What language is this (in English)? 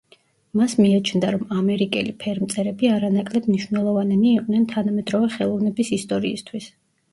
Georgian